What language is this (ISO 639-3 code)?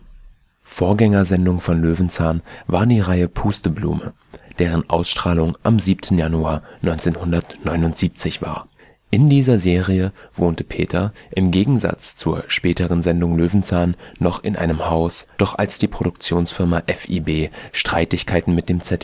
deu